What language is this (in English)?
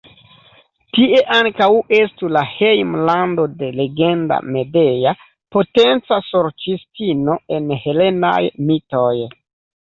Esperanto